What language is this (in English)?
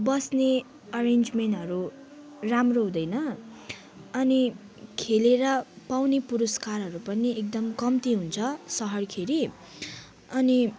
Nepali